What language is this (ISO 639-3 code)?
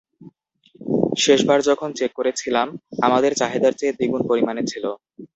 ben